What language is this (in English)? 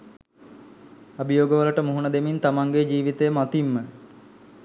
Sinhala